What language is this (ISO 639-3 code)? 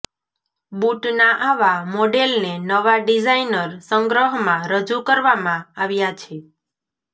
guj